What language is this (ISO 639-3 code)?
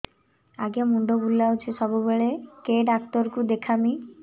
ori